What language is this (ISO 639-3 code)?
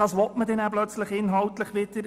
gsw